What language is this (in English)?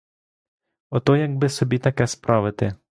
Ukrainian